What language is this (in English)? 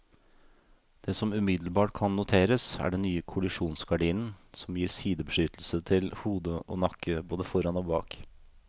Norwegian